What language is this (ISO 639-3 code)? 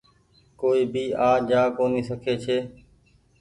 gig